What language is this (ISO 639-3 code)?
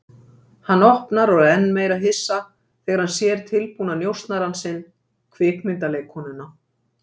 isl